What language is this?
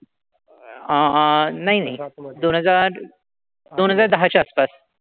Marathi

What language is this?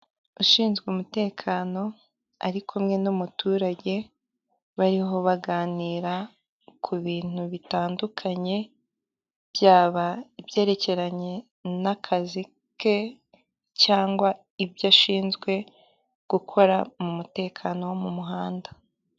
Kinyarwanda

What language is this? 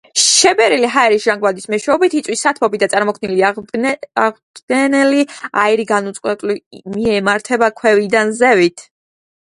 Georgian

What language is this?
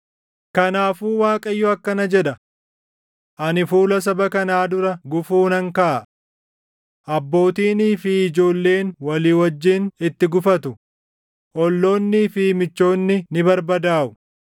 Oromo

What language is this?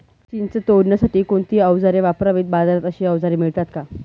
Marathi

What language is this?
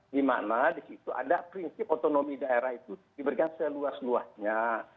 Indonesian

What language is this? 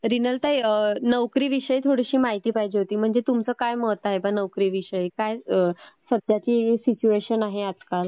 Marathi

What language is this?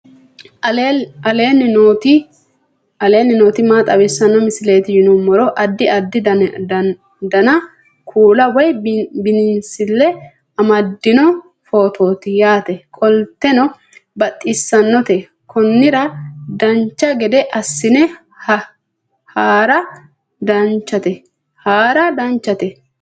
Sidamo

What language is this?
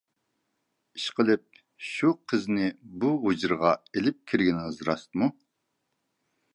Uyghur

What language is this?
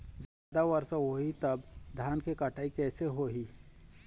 Chhattisgarhi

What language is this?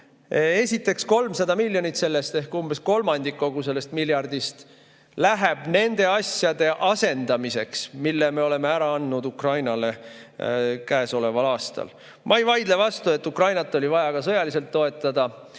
Estonian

